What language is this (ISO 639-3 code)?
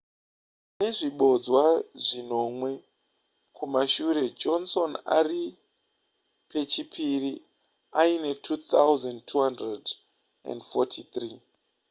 sna